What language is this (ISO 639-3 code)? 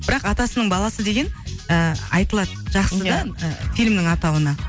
kaz